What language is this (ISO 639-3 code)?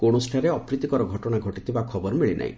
ori